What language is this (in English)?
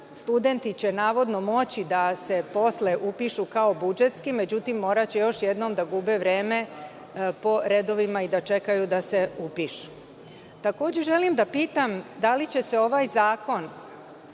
Serbian